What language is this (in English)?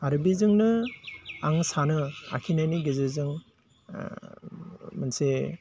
Bodo